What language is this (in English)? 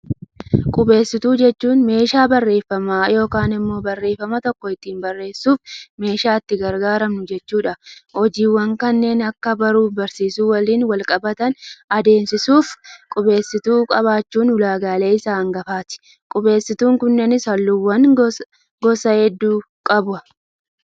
Oromo